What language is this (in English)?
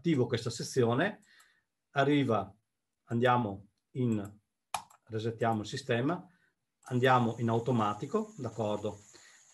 Italian